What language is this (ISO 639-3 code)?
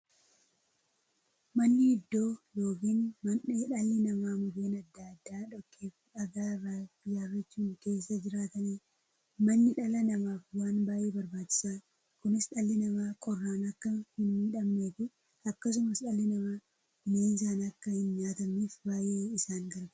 orm